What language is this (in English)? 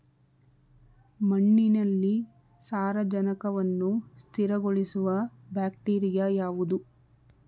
Kannada